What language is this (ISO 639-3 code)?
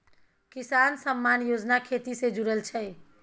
mai